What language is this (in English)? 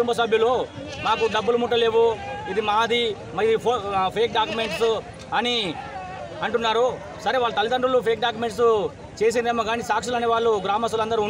Romanian